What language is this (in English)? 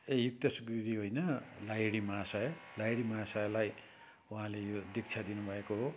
Nepali